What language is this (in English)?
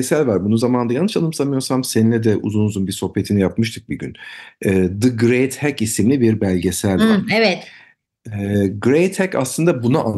Turkish